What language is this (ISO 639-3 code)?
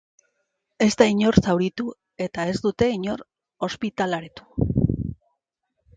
eus